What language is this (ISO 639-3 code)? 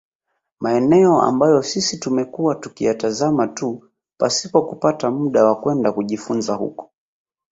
swa